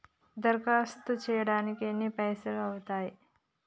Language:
Telugu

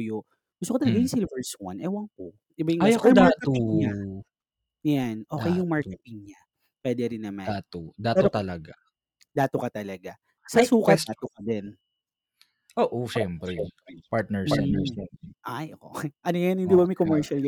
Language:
Filipino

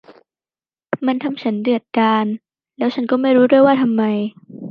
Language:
Thai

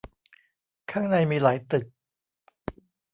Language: Thai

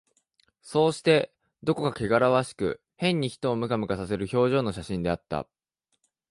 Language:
Japanese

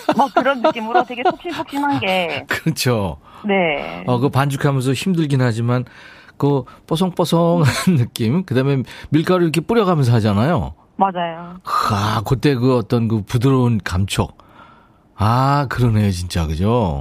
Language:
Korean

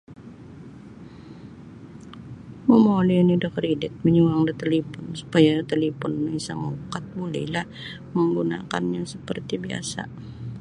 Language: Sabah Bisaya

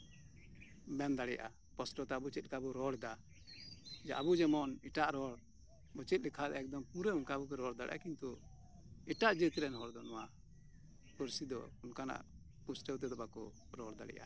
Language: Santali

